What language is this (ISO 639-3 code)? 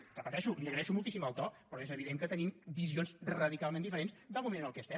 cat